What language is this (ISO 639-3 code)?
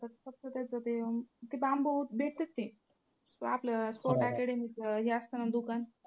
mar